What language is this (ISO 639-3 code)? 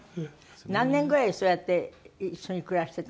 jpn